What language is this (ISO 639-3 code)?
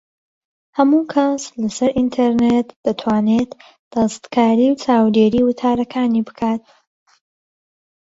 ckb